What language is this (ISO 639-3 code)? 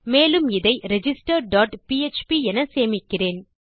tam